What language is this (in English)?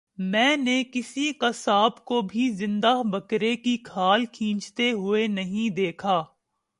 Urdu